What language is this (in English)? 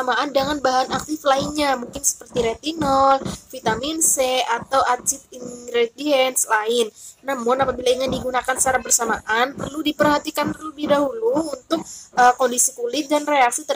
Indonesian